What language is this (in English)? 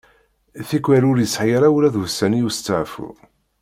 Kabyle